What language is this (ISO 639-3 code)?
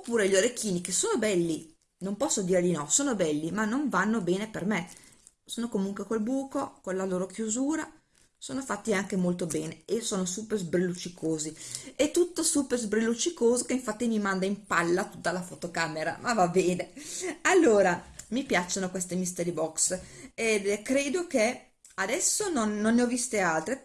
ita